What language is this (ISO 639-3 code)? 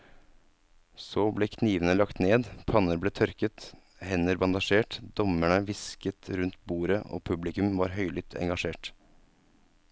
nor